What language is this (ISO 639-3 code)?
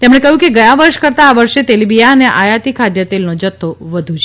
guj